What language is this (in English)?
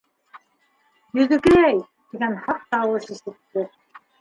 Bashkir